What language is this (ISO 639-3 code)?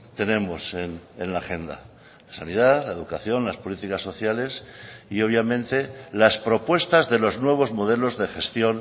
spa